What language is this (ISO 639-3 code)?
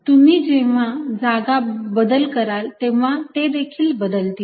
mar